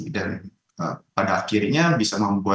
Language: Indonesian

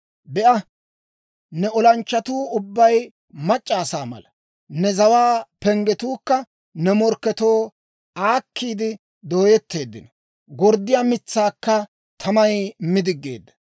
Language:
Dawro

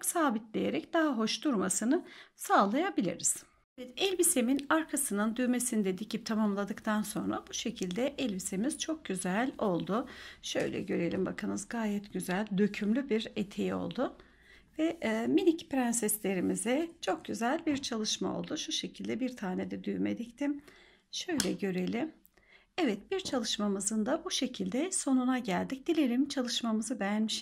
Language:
Turkish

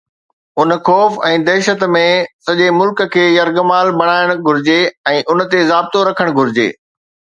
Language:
Sindhi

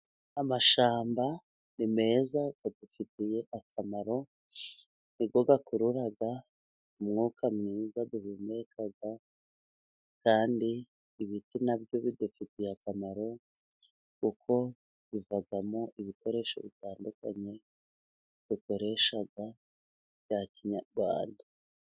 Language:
Kinyarwanda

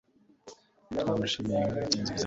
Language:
Kinyarwanda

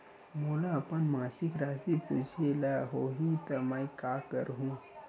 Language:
Chhattisgarhi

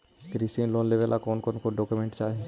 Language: Magahi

